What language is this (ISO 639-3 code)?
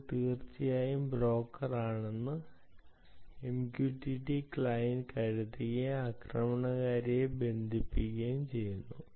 mal